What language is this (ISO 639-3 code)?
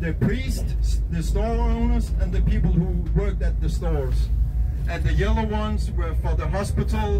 eng